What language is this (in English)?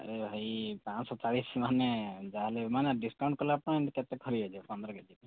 Odia